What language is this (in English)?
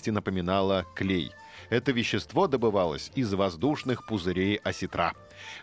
Russian